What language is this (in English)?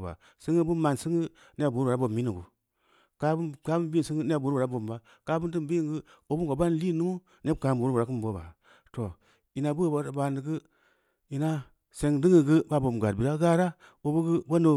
Samba Leko